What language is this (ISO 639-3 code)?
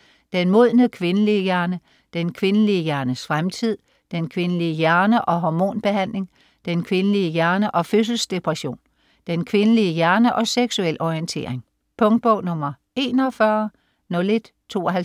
dan